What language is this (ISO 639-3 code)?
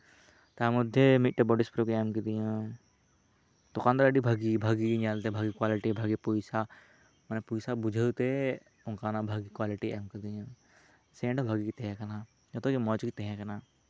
sat